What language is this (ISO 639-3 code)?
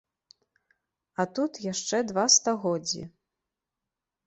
bel